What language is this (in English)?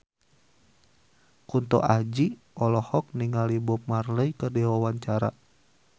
Sundanese